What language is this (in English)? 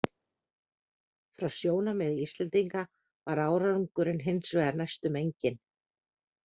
Icelandic